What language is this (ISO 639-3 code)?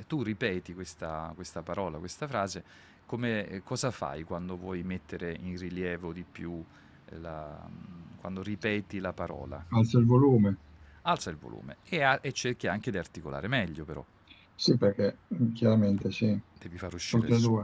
ita